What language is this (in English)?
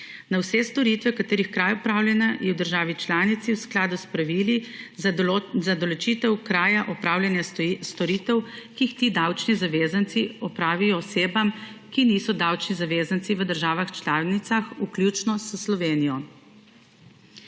Slovenian